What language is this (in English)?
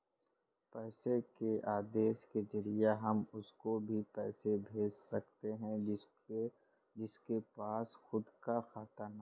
Hindi